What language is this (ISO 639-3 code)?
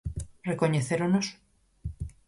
glg